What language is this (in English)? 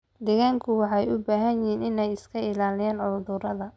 Somali